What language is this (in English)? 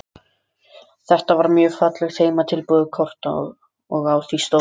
Icelandic